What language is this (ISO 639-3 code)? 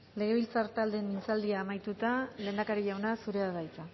eus